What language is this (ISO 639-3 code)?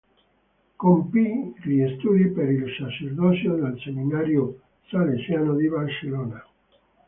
ita